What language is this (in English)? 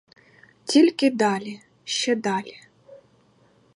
Ukrainian